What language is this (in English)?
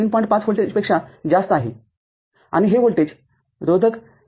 Marathi